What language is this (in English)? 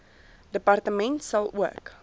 Afrikaans